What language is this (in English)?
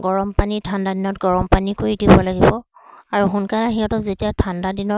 Assamese